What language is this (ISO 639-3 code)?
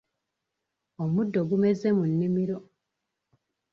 lug